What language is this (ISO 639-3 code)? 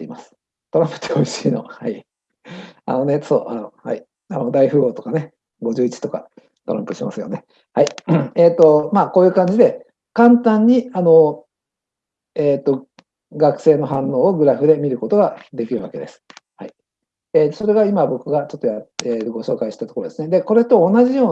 jpn